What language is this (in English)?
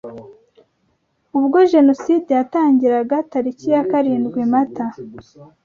Kinyarwanda